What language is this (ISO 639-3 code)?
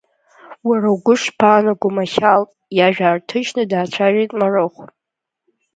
abk